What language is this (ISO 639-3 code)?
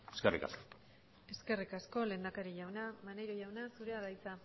eus